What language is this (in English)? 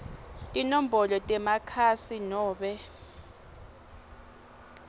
Swati